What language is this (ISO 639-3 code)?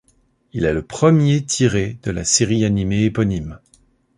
fra